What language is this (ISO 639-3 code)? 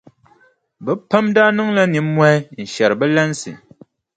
dag